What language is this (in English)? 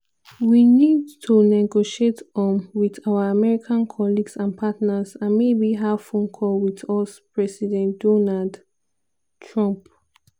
Nigerian Pidgin